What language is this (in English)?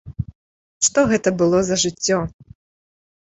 Belarusian